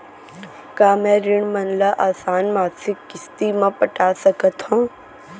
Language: Chhattisgarhi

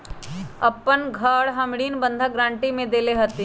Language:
Magahi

